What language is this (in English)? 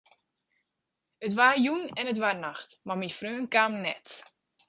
Western Frisian